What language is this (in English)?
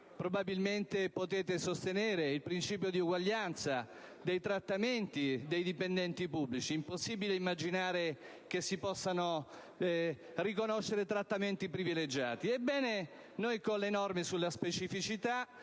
Italian